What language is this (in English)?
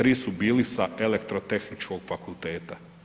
Croatian